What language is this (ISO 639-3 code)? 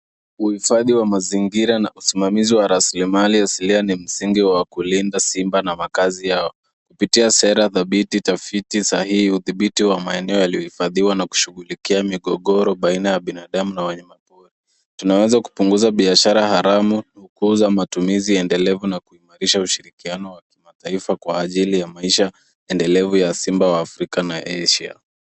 swa